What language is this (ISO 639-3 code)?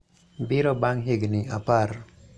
luo